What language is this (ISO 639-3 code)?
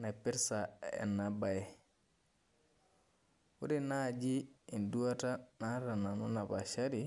mas